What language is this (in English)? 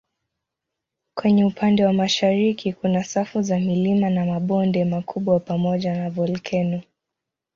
Swahili